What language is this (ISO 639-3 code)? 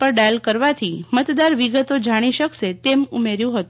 guj